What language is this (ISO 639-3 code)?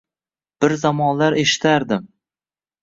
uzb